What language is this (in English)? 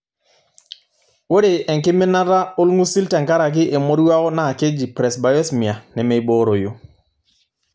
Masai